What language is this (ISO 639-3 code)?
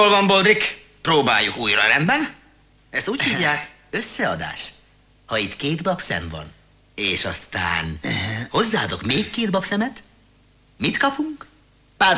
hun